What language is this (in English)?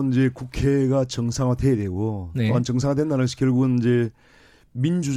Korean